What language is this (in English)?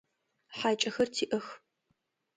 Adyghe